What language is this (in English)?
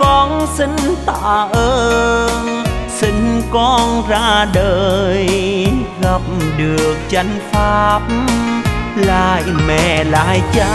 Vietnamese